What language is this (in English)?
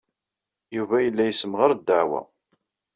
Kabyle